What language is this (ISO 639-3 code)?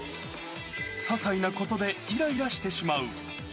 jpn